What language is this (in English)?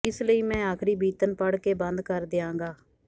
Punjabi